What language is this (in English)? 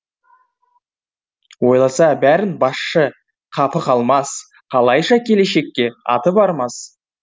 Kazakh